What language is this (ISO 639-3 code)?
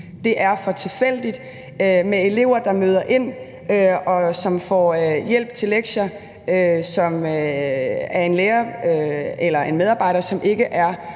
dan